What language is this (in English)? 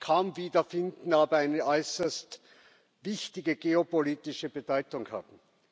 German